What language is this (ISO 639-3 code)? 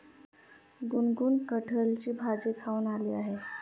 mar